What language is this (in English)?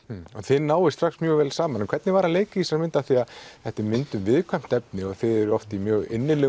Icelandic